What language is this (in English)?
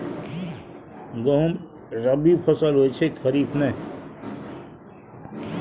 Maithili